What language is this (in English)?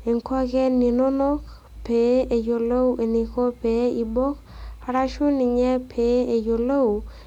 Masai